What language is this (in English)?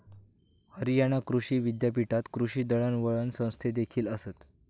Marathi